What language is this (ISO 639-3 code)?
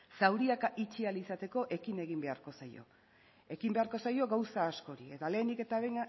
eus